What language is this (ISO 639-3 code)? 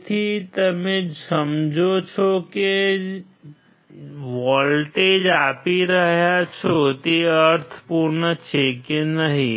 guj